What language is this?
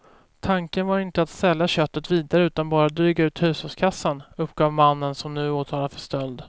Swedish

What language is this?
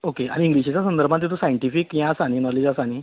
Konkani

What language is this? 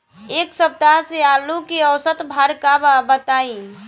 Bhojpuri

